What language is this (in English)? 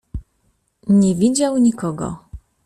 Polish